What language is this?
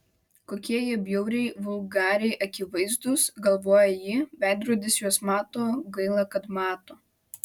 Lithuanian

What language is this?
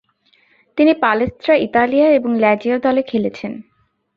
Bangla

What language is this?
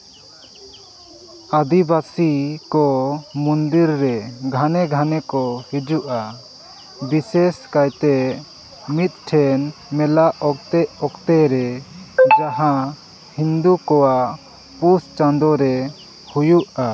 Santali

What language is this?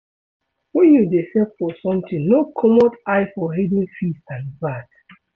Nigerian Pidgin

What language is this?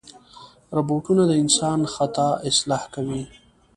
Pashto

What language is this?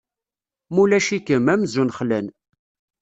Kabyle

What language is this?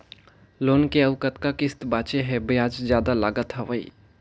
Chhattisgarhi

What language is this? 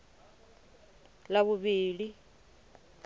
Venda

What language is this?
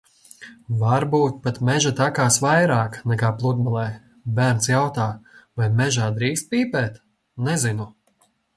Latvian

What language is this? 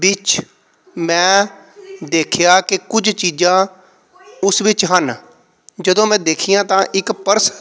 Punjabi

